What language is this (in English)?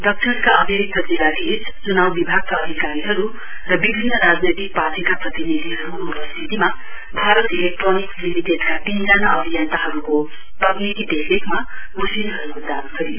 Nepali